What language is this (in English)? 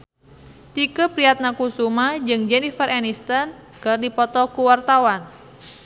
Sundanese